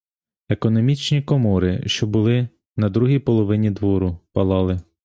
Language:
Ukrainian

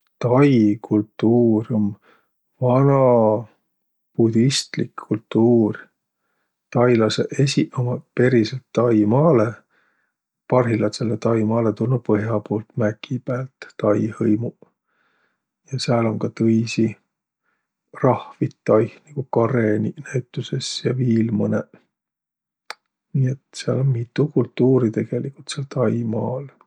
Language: Võro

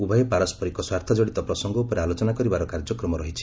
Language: Odia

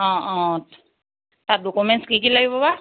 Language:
Assamese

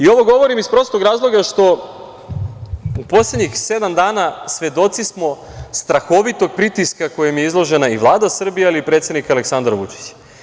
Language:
Serbian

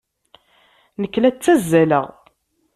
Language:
Kabyle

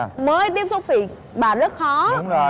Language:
Vietnamese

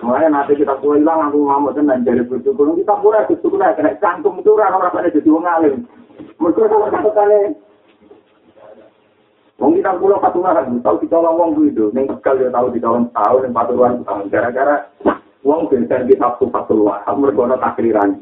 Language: Malay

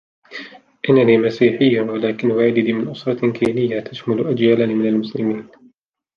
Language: Arabic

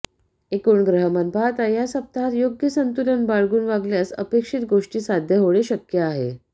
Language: Marathi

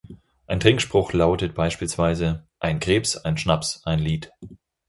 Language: German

